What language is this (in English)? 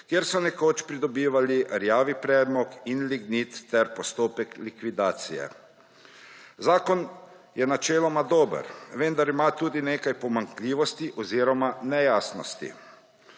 Slovenian